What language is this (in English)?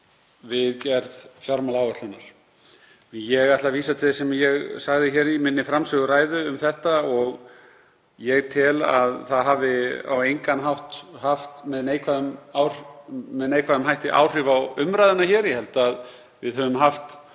Icelandic